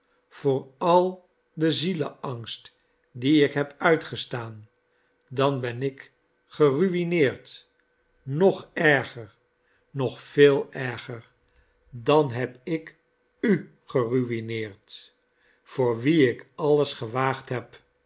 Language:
Dutch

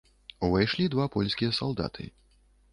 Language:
Belarusian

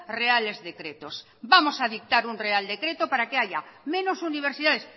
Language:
Spanish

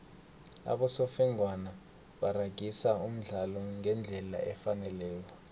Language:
South Ndebele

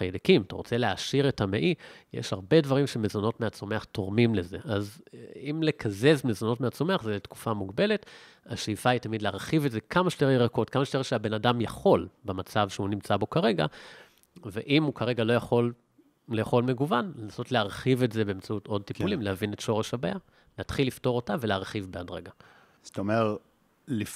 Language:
Hebrew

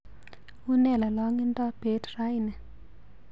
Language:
Kalenjin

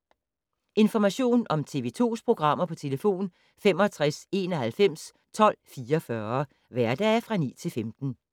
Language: Danish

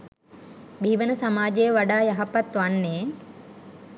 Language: Sinhala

